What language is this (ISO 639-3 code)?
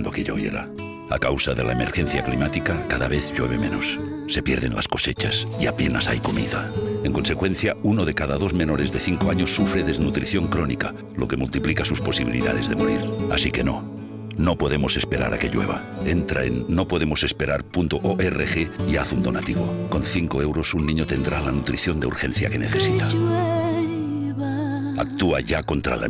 spa